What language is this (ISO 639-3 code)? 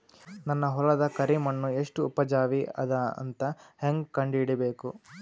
kan